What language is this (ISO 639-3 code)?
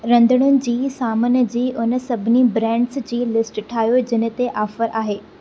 snd